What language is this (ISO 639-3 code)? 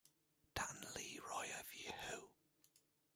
eng